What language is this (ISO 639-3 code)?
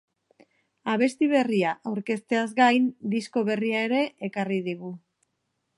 eus